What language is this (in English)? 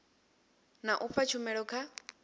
Venda